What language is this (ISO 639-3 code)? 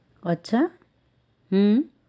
guj